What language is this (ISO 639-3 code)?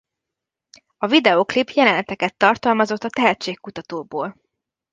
hun